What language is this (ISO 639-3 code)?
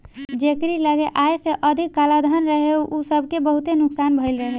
bho